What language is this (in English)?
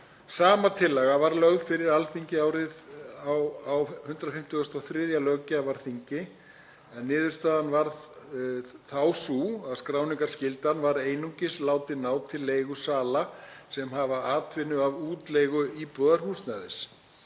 Icelandic